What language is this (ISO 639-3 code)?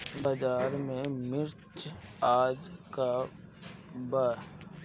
bho